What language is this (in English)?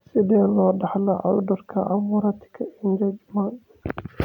Somali